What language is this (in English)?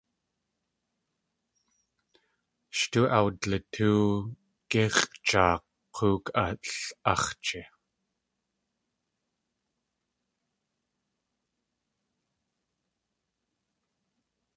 Tlingit